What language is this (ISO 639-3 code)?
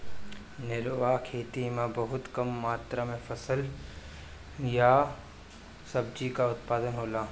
bho